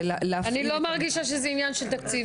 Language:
Hebrew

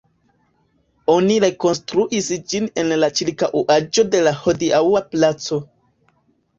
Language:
Esperanto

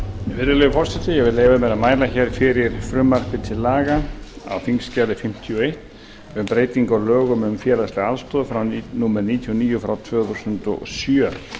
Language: Icelandic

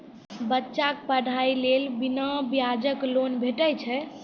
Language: Maithili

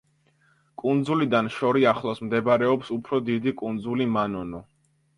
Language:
Georgian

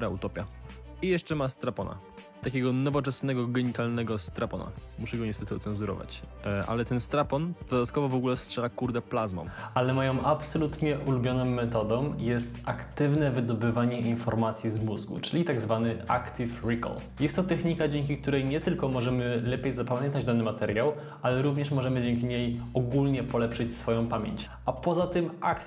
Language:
Polish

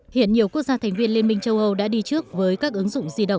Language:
Vietnamese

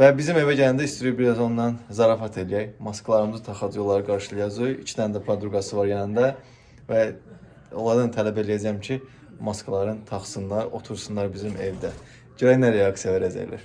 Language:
Turkish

